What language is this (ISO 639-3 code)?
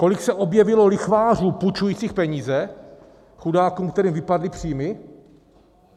ces